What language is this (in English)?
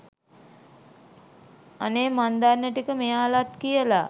Sinhala